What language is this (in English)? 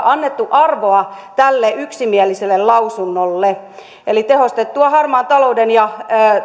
Finnish